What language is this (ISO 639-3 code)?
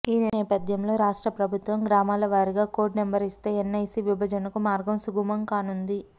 tel